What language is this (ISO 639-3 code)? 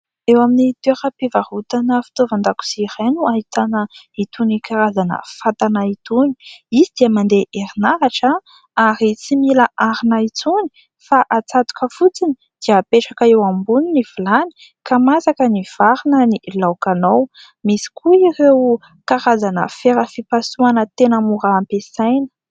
mlg